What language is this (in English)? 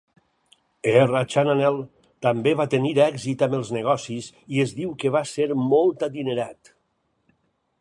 Catalan